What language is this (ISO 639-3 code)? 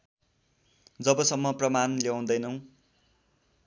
nep